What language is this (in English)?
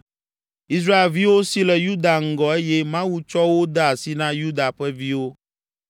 Ewe